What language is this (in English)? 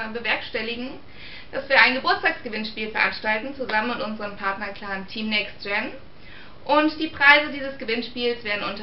German